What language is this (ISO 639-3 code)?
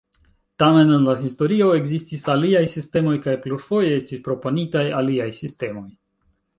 epo